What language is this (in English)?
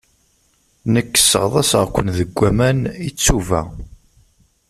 Kabyle